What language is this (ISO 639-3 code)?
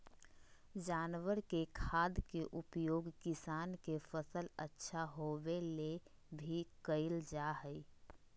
mag